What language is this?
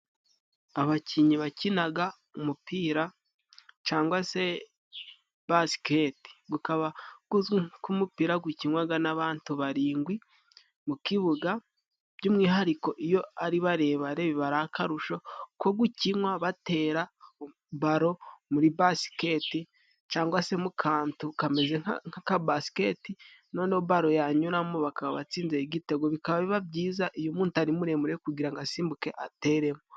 Kinyarwanda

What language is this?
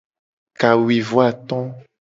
Gen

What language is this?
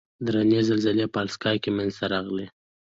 Pashto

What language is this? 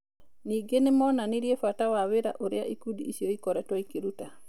Kikuyu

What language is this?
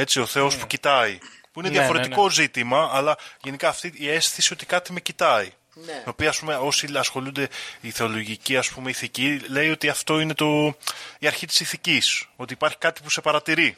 Greek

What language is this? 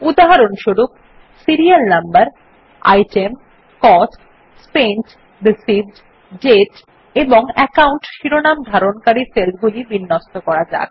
Bangla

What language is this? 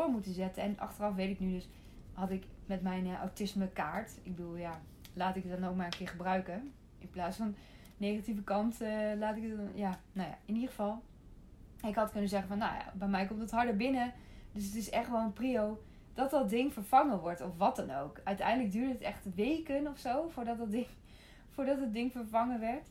Dutch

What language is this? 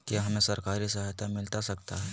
Magahi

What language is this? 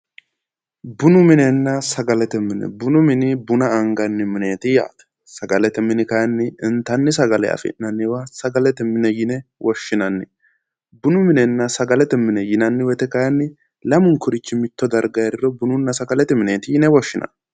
Sidamo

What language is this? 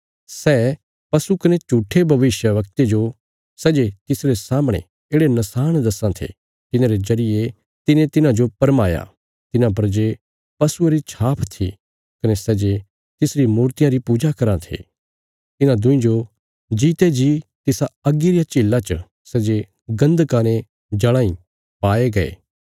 Bilaspuri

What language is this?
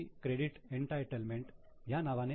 Marathi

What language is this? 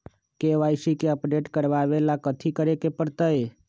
Magahi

